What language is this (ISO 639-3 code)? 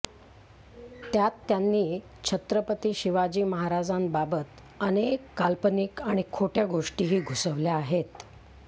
mar